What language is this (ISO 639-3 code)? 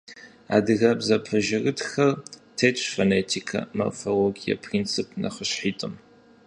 kbd